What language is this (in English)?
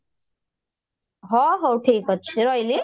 Odia